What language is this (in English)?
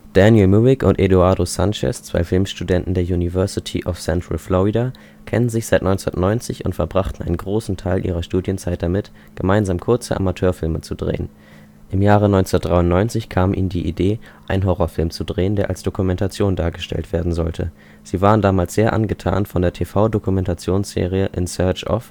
German